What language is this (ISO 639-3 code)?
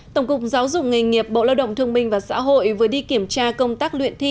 vie